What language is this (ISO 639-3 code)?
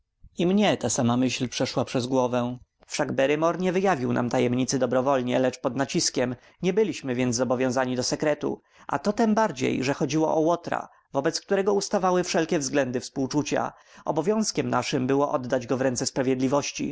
pol